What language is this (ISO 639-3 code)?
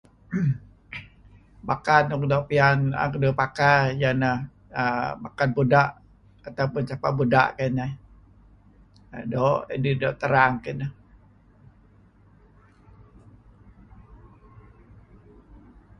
kzi